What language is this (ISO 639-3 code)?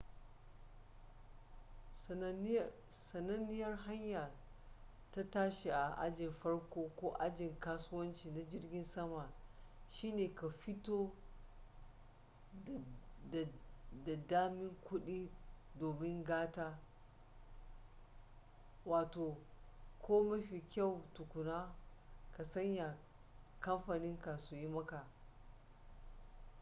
hau